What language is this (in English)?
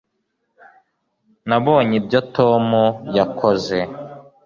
Kinyarwanda